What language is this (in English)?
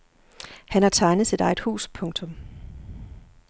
Danish